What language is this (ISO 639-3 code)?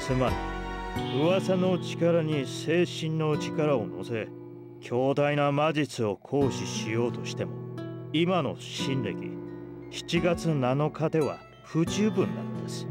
jpn